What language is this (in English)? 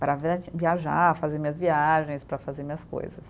Portuguese